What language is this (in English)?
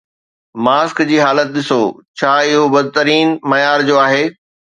Sindhi